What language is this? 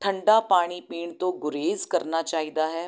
Punjabi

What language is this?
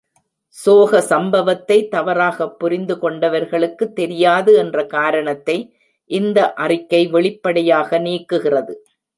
Tamil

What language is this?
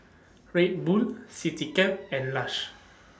English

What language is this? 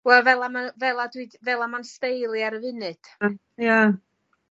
Welsh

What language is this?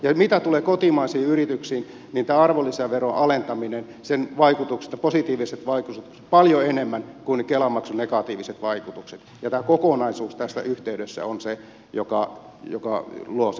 Finnish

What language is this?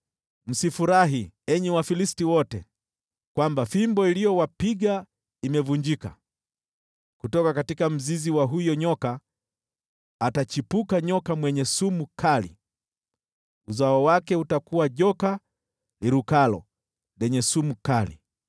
Swahili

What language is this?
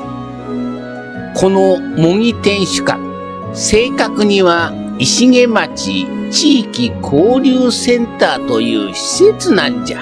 Japanese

